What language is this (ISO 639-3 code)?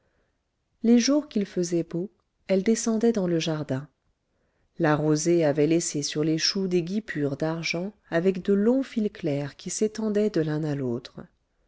fra